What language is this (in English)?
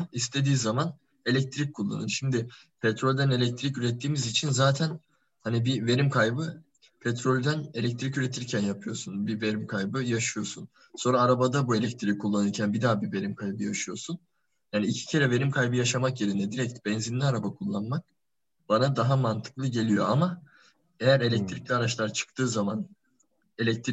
Turkish